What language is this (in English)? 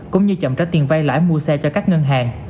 Vietnamese